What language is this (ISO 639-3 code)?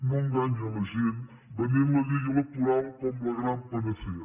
cat